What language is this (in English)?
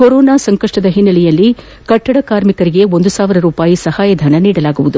Kannada